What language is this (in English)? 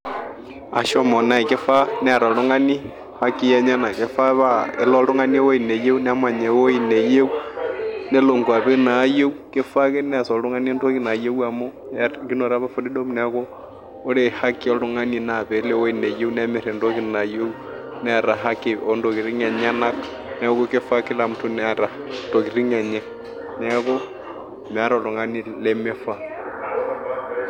Masai